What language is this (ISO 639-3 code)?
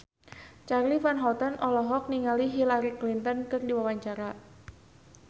sun